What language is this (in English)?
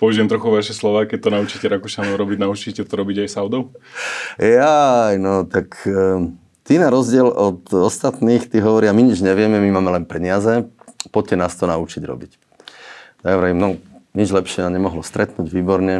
Slovak